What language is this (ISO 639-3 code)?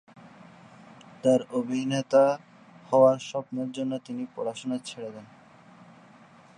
ben